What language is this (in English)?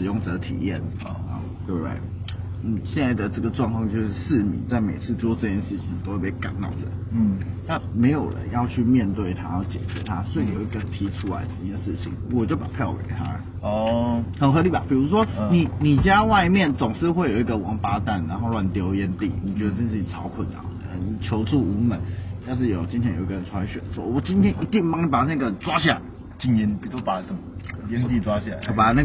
Chinese